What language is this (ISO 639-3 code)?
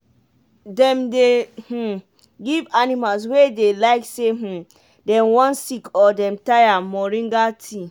pcm